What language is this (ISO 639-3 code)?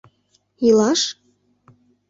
chm